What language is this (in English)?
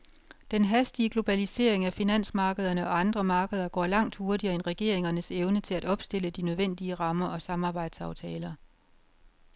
Danish